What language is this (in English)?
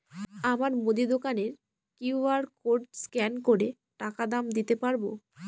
Bangla